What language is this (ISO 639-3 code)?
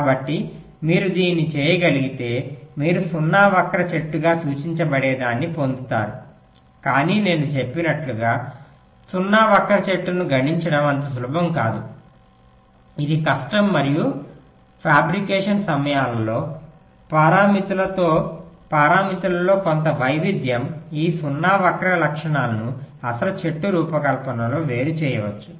tel